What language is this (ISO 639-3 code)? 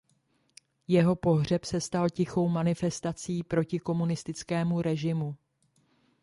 ces